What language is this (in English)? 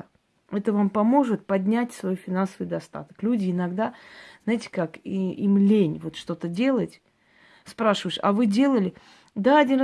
Russian